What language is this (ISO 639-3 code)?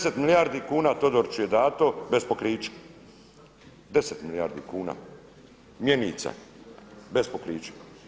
hrv